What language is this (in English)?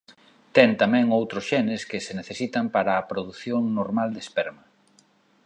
Galician